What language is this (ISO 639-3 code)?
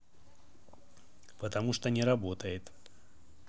rus